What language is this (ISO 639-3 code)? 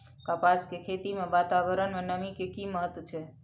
mai